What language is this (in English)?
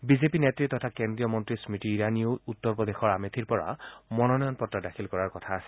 Assamese